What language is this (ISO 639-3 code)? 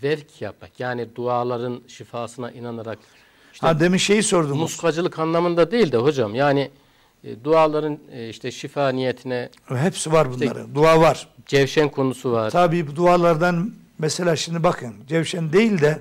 tur